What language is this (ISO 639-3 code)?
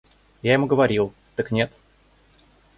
rus